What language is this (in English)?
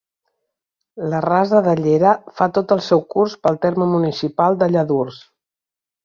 Catalan